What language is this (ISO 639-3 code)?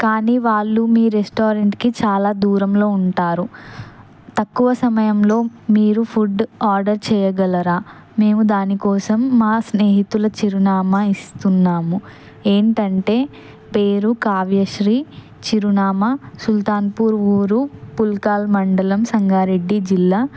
tel